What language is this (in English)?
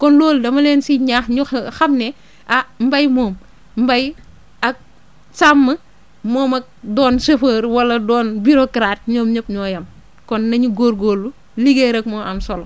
Wolof